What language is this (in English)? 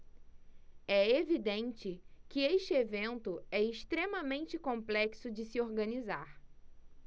Portuguese